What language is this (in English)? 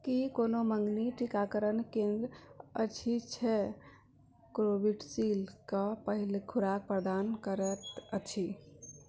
Maithili